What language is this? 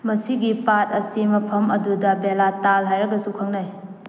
Manipuri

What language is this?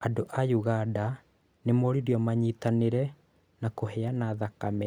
Kikuyu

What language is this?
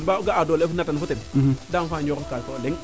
Serer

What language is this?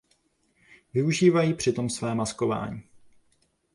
Czech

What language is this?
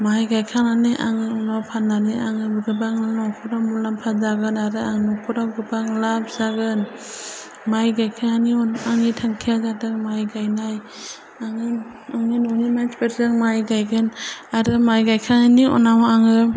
Bodo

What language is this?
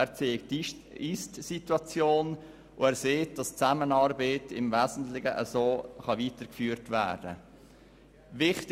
Swiss German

